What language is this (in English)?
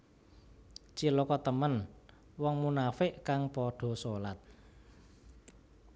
Javanese